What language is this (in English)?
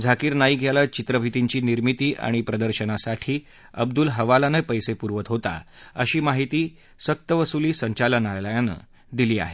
Marathi